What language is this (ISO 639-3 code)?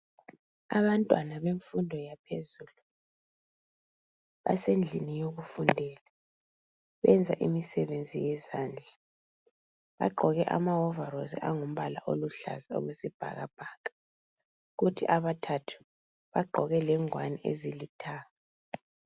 nde